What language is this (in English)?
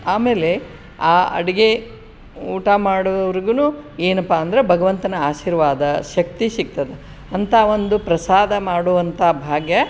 Kannada